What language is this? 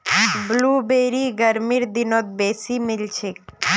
Magahi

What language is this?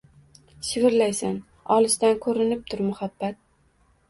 Uzbek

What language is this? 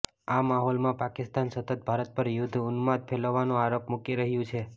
Gujarati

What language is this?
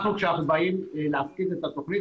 Hebrew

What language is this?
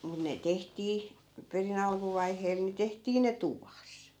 Finnish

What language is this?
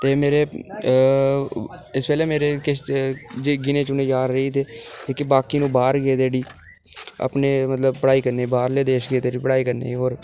Dogri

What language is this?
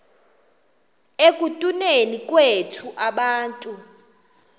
Xhosa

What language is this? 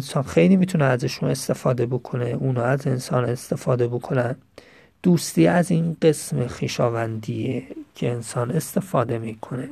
Persian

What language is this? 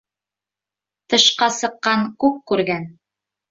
Bashkir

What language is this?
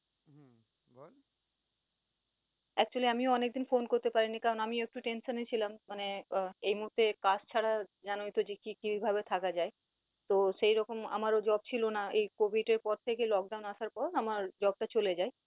Bangla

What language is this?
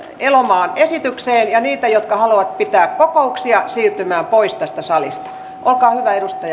Finnish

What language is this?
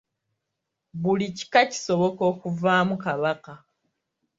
Ganda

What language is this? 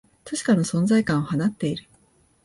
Japanese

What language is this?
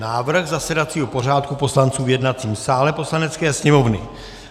Czech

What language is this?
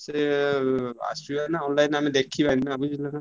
Odia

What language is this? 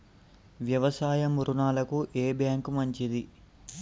Telugu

